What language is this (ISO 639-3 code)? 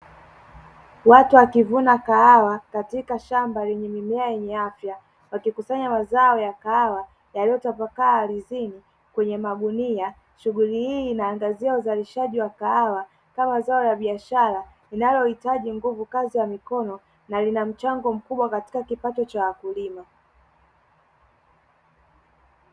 swa